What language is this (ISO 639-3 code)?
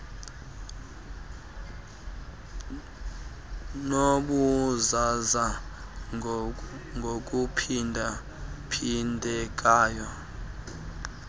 xho